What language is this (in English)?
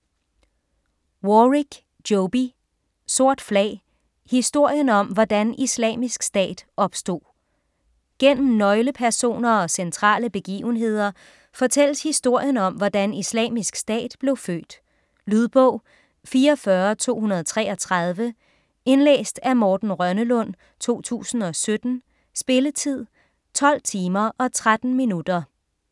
Danish